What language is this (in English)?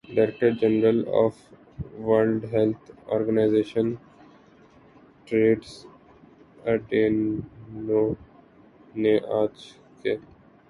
Urdu